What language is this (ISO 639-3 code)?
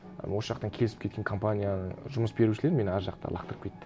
kaz